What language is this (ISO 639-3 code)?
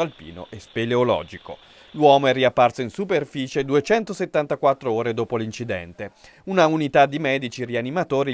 ita